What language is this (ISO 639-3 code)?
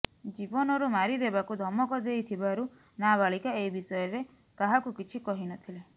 ori